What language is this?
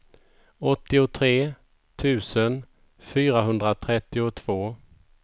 Swedish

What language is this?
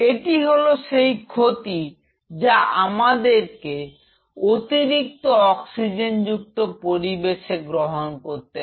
Bangla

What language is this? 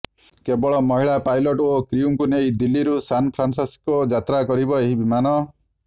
Odia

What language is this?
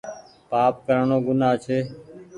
Goaria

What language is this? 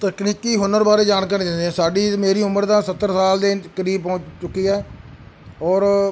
Punjabi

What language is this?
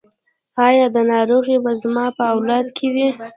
Pashto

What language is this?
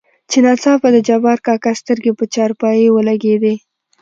Pashto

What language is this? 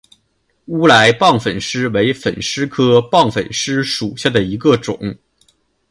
Chinese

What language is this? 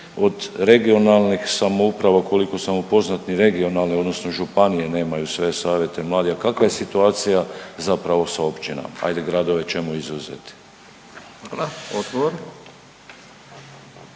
Croatian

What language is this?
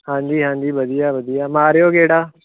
Punjabi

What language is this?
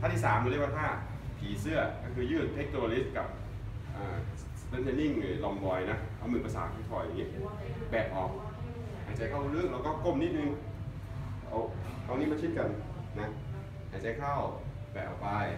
Thai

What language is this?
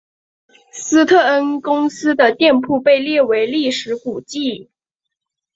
Chinese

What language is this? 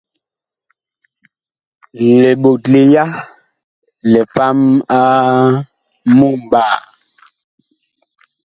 Bakoko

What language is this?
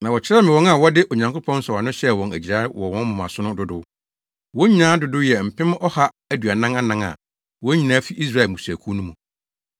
Akan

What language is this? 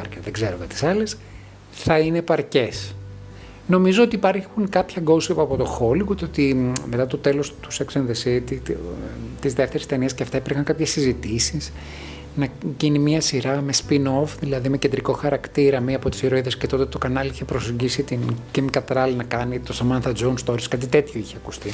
Greek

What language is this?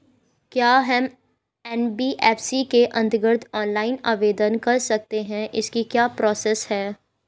Hindi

